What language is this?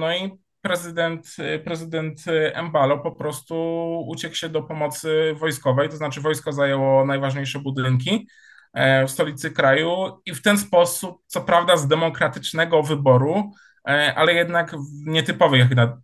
Polish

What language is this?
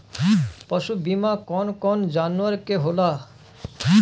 Bhojpuri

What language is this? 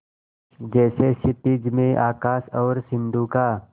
Hindi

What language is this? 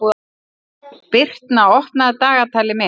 Icelandic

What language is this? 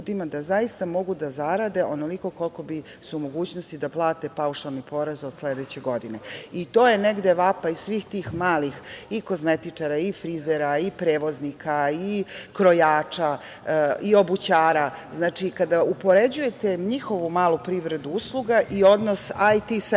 Serbian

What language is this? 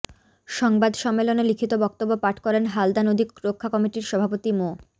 Bangla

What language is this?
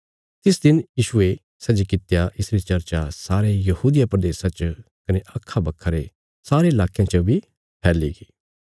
Bilaspuri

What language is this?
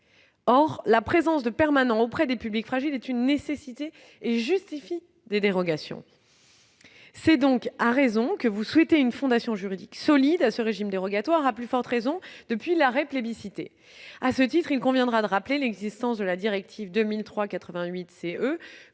French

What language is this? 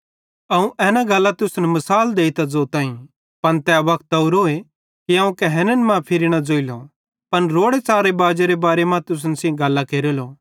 Bhadrawahi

